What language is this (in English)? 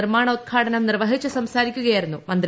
Malayalam